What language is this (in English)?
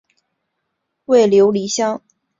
Chinese